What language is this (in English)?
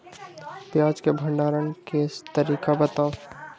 Magahi